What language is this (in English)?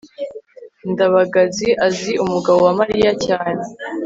Kinyarwanda